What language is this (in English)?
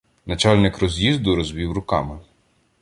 Ukrainian